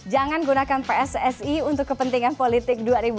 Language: Indonesian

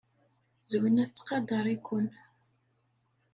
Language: Kabyle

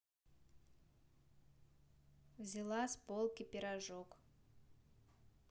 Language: Russian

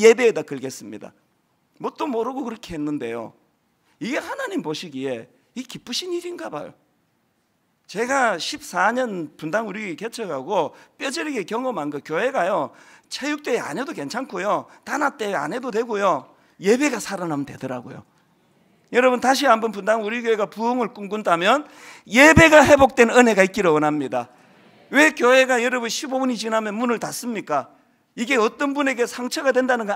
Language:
Korean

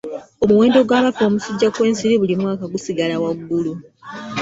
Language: Ganda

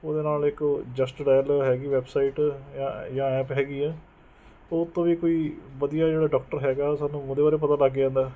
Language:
Punjabi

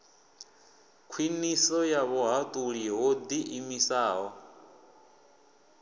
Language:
Venda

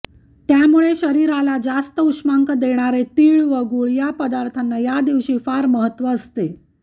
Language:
Marathi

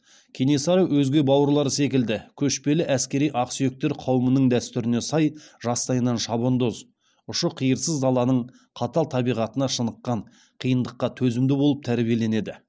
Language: Kazakh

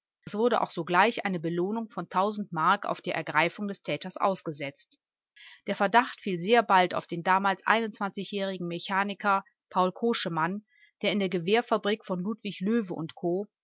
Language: German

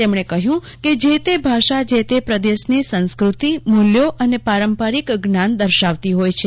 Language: Gujarati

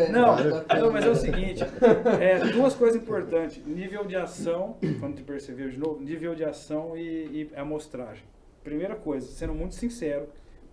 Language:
Portuguese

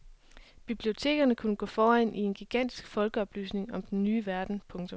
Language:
Danish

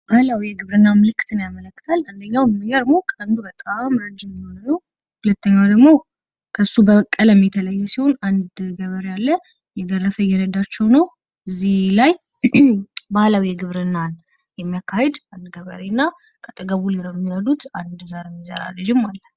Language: Amharic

